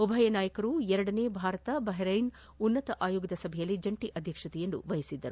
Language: Kannada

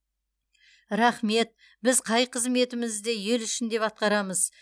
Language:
Kazakh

